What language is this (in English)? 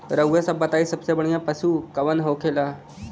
Bhojpuri